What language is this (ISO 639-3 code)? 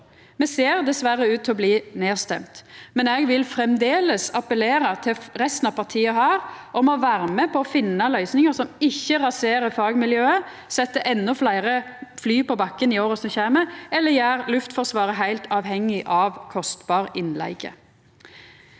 nor